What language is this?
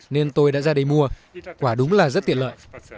Vietnamese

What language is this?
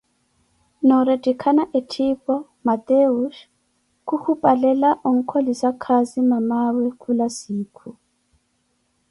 Koti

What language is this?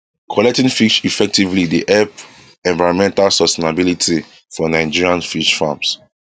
Nigerian Pidgin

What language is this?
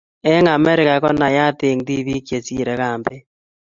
Kalenjin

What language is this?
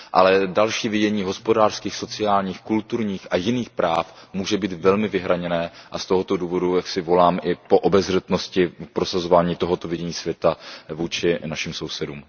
Czech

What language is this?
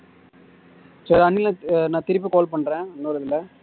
Tamil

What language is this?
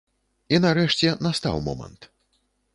Belarusian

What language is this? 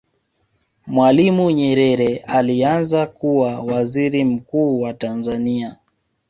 Swahili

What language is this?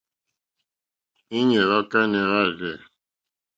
Mokpwe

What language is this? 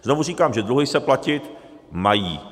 Czech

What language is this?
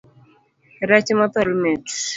Luo (Kenya and Tanzania)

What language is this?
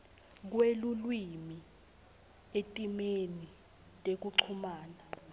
Swati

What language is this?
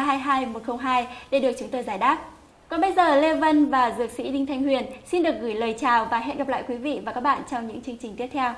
Vietnamese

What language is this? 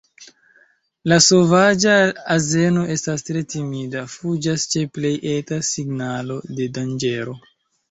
Esperanto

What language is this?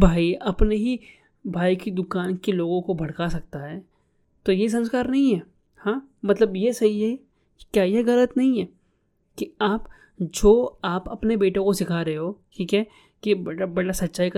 Hindi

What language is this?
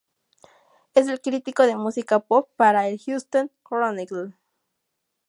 Spanish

